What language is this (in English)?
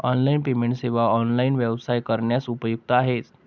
Marathi